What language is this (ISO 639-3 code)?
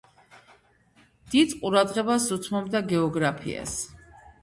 kat